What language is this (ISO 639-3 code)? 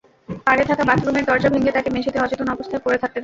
ben